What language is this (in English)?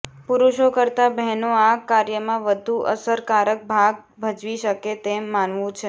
Gujarati